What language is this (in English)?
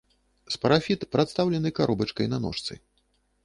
Belarusian